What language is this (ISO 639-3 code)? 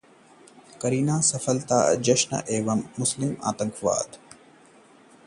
hin